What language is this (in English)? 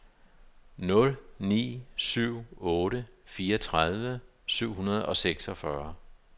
Danish